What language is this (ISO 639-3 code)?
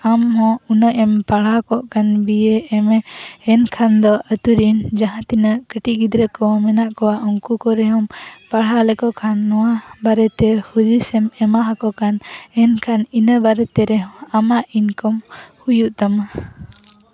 sat